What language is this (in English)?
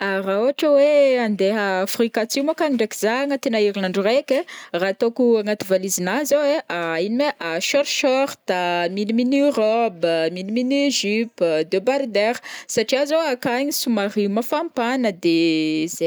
Northern Betsimisaraka Malagasy